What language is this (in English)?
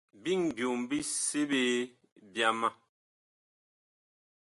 Bakoko